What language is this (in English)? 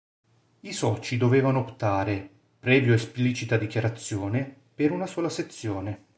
Italian